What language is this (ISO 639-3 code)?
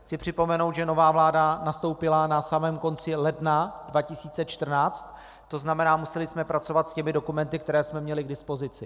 ces